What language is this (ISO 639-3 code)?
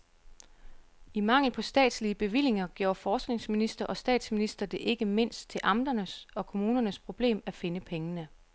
dan